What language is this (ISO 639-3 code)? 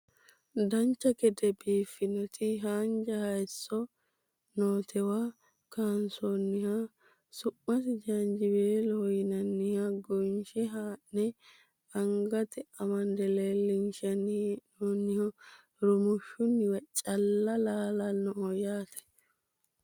sid